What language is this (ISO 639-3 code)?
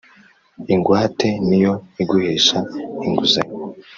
kin